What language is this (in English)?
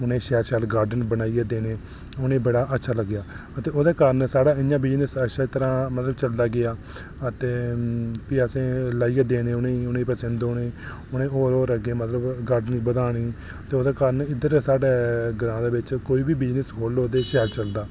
Dogri